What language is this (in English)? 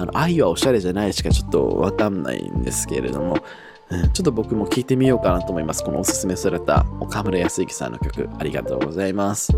Japanese